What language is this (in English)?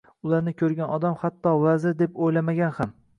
Uzbek